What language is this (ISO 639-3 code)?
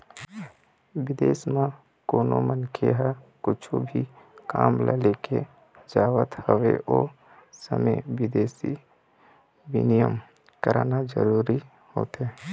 hne